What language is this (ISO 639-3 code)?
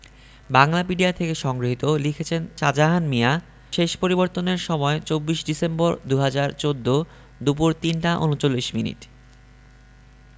ben